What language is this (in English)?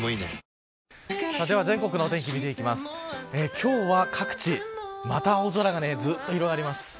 Japanese